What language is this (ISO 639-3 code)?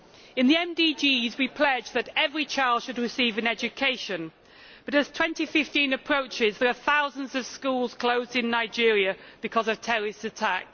eng